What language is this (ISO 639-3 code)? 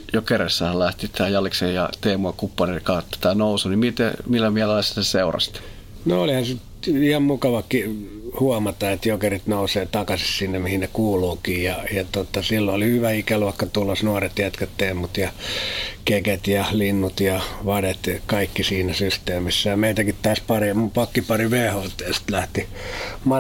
fin